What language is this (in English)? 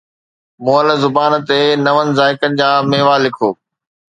Sindhi